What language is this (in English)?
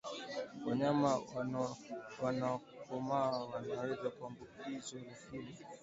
Swahili